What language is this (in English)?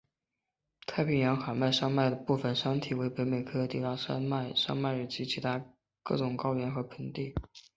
Chinese